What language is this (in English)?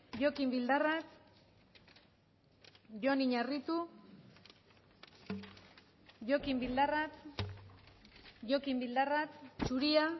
Basque